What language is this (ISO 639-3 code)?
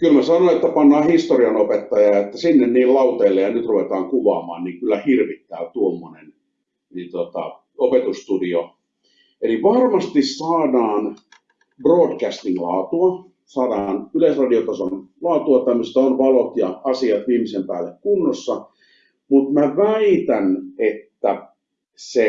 fin